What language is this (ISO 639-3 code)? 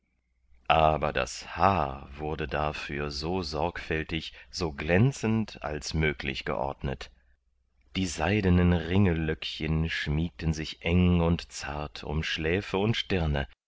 deu